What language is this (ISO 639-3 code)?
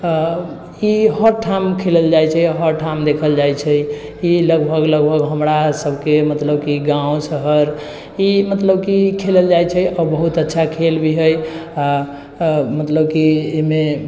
mai